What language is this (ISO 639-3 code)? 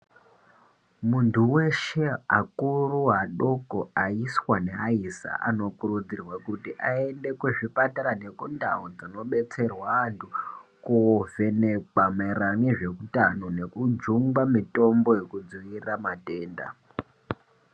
ndc